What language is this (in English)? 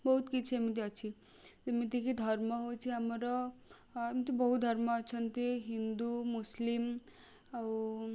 Odia